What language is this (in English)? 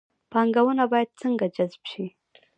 Pashto